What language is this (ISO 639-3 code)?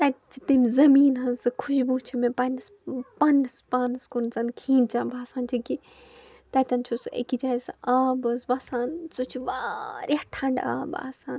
kas